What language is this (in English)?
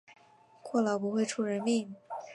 Chinese